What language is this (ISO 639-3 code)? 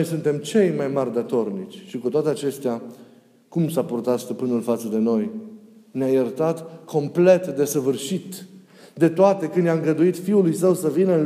ron